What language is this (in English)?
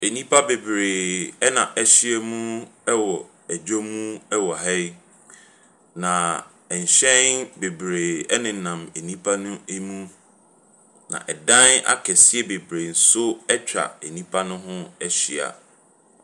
Akan